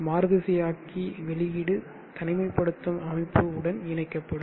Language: Tamil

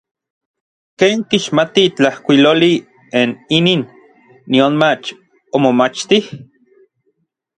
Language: Orizaba Nahuatl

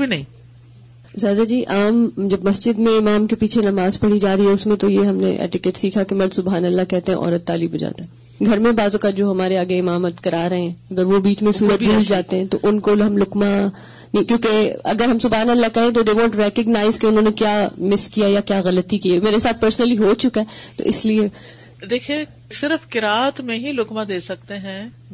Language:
Urdu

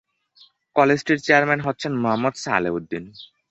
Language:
Bangla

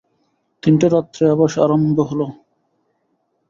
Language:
Bangla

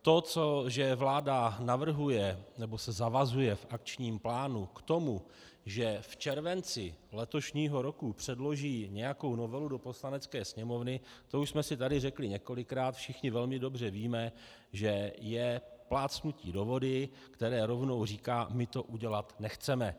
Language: Czech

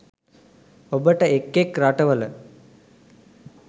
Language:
Sinhala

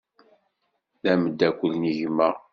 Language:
Kabyle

